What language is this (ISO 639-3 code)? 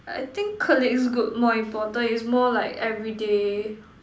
eng